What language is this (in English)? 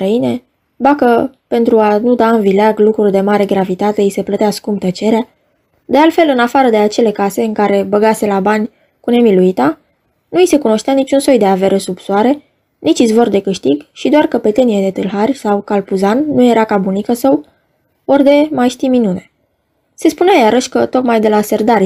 Romanian